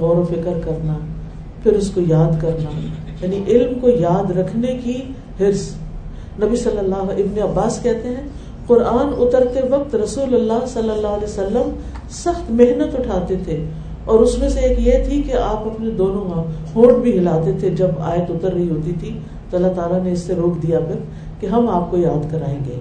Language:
Urdu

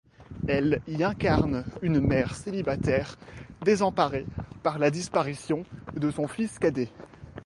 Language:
French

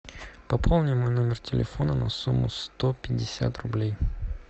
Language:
Russian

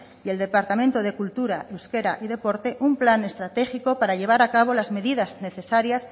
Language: Spanish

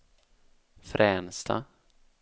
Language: Swedish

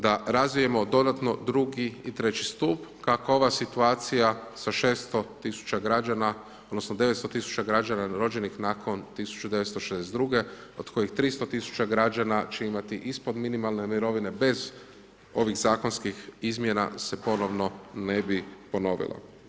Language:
Croatian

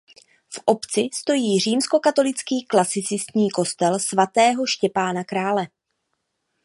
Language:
Czech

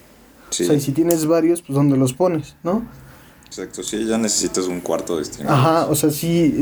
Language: Spanish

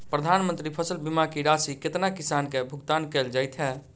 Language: Maithili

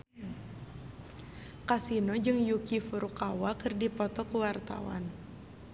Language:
Sundanese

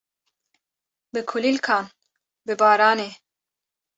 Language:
Kurdish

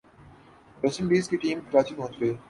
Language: Urdu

